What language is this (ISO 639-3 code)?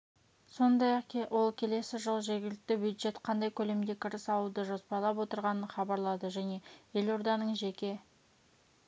kaz